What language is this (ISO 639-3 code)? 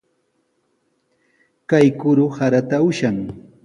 qws